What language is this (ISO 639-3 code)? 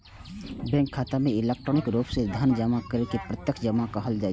mai